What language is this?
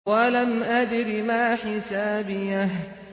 Arabic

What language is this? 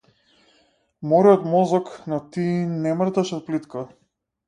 Macedonian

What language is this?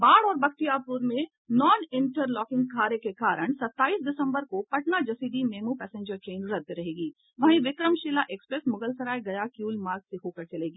Hindi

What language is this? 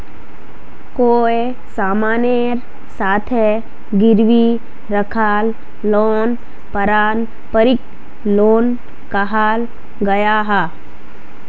Magahi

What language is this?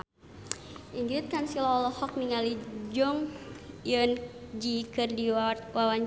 Sundanese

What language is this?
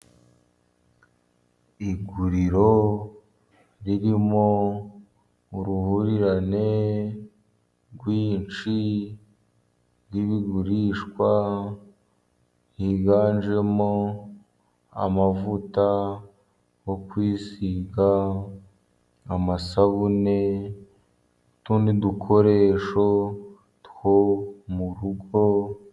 Kinyarwanda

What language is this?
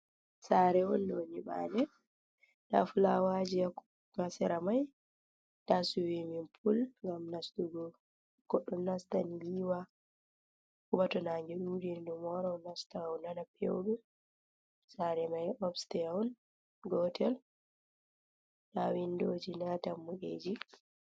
Fula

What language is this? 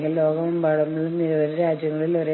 Malayalam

